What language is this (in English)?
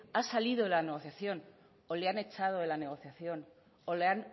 Spanish